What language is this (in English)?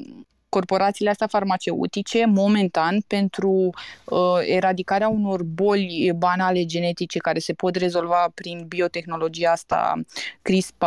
Romanian